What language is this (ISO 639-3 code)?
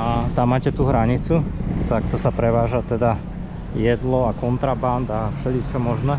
slk